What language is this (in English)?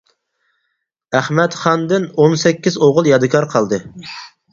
Uyghur